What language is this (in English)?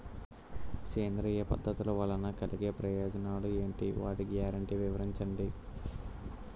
Telugu